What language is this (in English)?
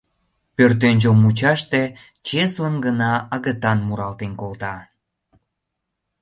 Mari